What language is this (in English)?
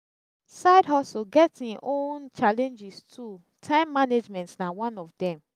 Nigerian Pidgin